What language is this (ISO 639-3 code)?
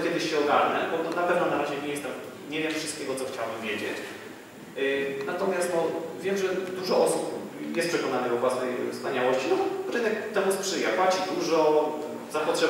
pol